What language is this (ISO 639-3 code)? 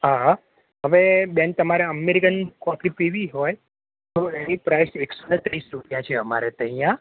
guj